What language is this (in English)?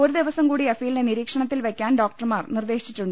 Malayalam